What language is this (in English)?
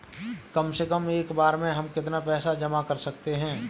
Hindi